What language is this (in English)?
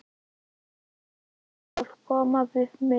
Icelandic